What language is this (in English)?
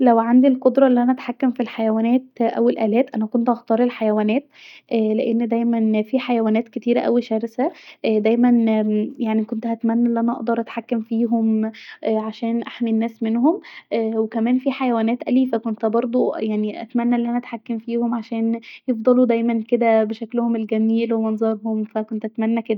Egyptian Arabic